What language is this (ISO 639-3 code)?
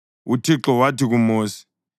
nde